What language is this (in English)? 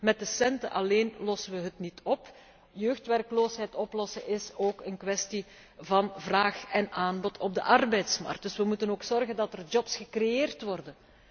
Dutch